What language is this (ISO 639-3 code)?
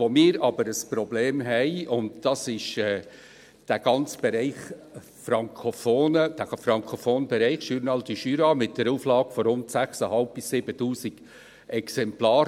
gsw